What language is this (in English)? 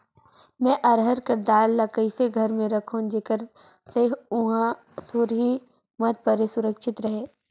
Chhattisgarhi